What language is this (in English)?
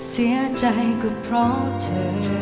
Thai